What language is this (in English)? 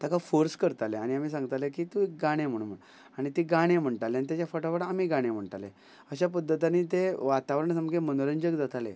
Konkani